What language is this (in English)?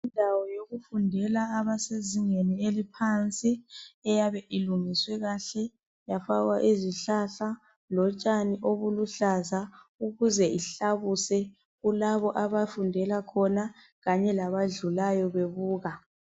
North Ndebele